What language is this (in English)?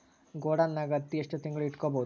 Kannada